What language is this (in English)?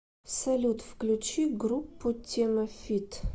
Russian